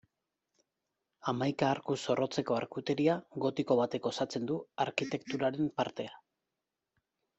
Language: Basque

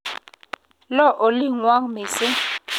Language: Kalenjin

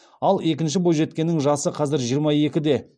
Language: Kazakh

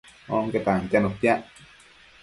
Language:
Matsés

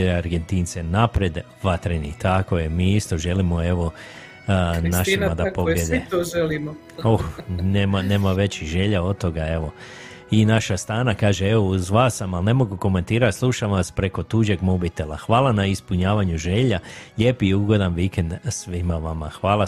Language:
Croatian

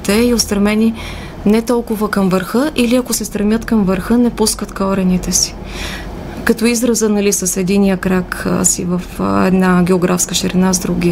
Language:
Bulgarian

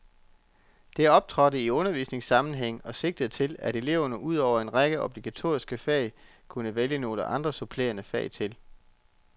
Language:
Danish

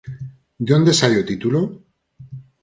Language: Galician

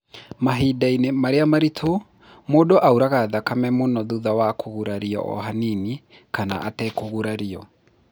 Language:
Kikuyu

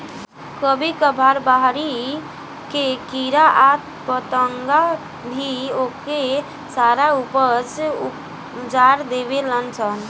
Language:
Bhojpuri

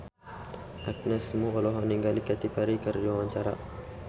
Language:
Sundanese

